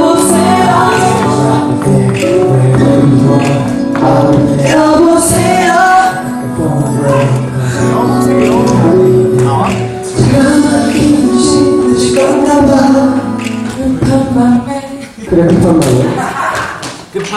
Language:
Indonesian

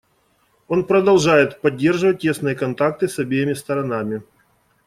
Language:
Russian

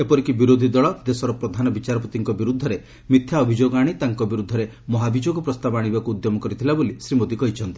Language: Odia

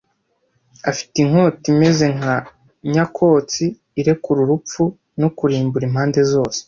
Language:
Kinyarwanda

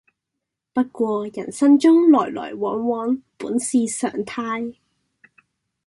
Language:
Cantonese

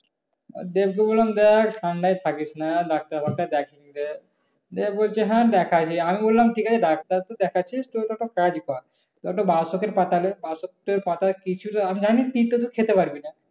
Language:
Bangla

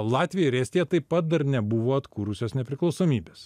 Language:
Lithuanian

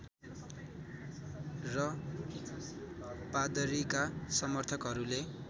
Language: Nepali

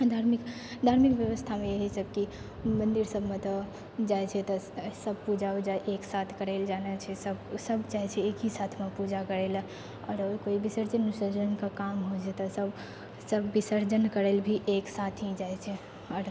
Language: Maithili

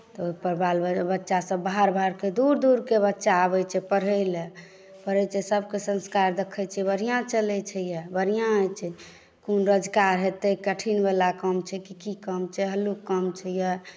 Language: Maithili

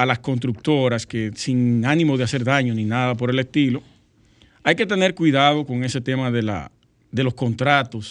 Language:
Spanish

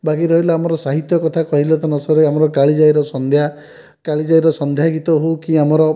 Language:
Odia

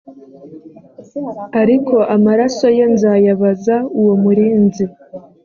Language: Kinyarwanda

